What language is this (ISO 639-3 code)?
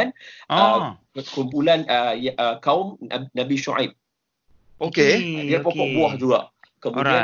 msa